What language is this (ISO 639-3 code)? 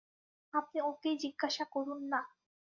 ben